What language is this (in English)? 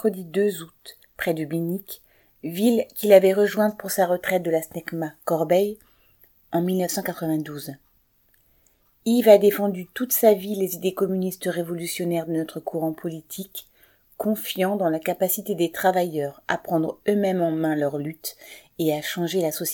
French